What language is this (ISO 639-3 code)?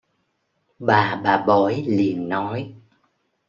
vie